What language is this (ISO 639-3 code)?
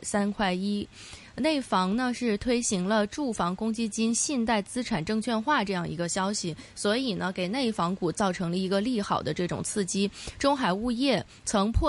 zho